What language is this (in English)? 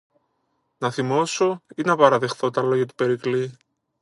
Greek